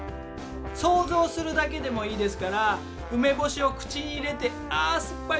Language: Japanese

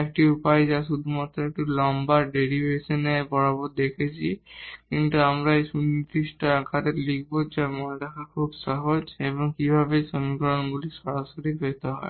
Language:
Bangla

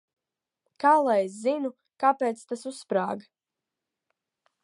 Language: Latvian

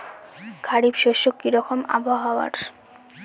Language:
Bangla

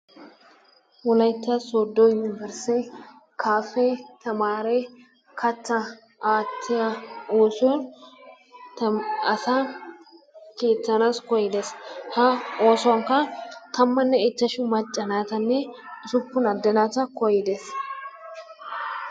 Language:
Wolaytta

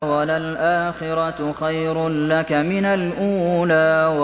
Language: Arabic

